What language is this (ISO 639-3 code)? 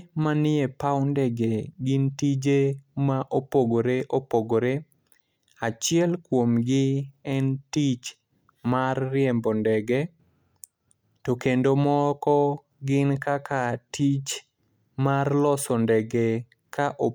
luo